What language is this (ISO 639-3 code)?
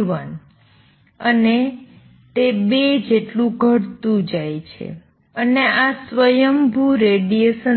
guj